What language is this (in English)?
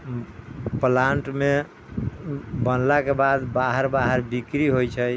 Maithili